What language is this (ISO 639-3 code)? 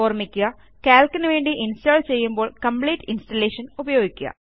mal